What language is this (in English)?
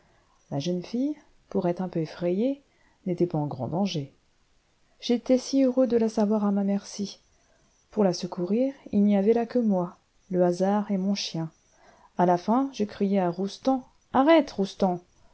French